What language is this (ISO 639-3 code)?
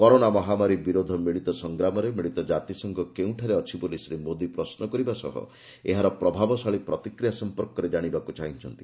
ori